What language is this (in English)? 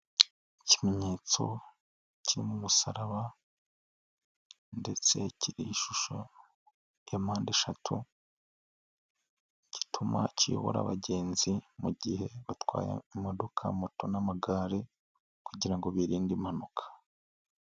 Kinyarwanda